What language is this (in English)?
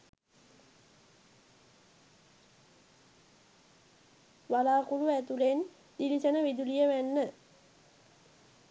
Sinhala